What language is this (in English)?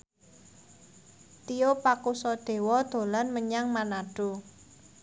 Javanese